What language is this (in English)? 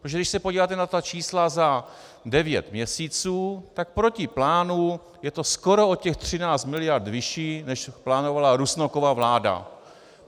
Czech